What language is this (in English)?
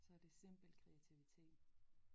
Danish